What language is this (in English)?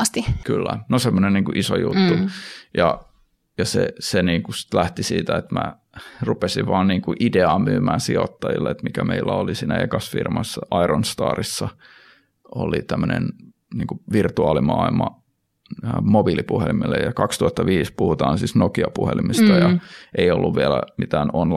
Finnish